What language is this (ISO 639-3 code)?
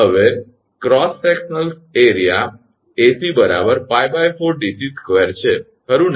guj